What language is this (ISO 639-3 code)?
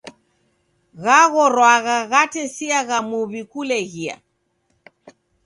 dav